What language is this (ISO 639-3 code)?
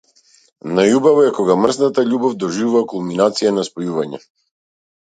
mkd